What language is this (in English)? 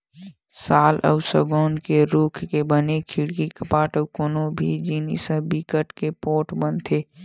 Chhattisgarhi